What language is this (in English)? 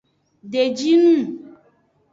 Aja (Benin)